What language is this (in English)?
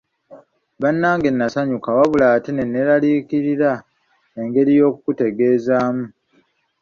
Ganda